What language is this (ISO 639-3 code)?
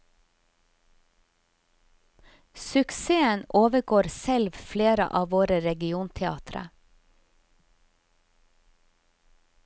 nor